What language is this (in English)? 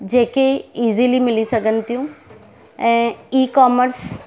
Sindhi